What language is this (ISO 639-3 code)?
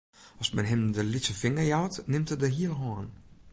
fry